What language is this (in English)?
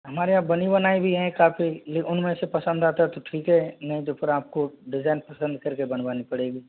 Hindi